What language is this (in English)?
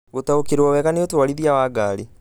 Kikuyu